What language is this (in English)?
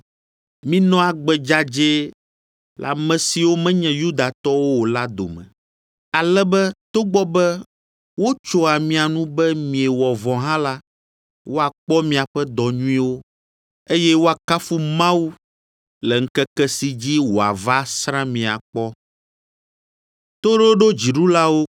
Ewe